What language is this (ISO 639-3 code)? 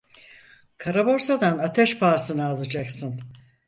tur